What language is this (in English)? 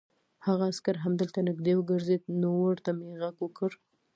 Pashto